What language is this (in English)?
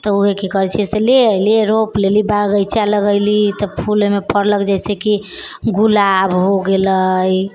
Maithili